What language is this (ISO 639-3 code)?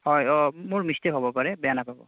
asm